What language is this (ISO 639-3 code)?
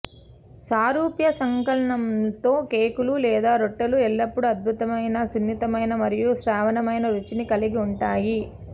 tel